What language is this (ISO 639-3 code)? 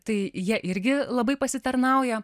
lit